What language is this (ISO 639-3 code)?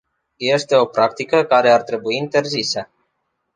ron